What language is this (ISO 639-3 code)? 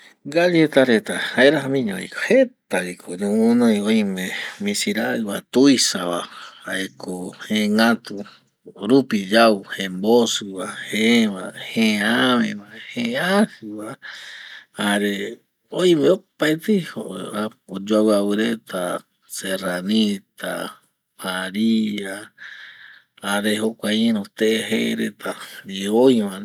gui